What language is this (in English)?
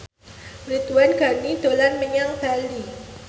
Javanese